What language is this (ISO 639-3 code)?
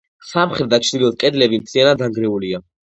kat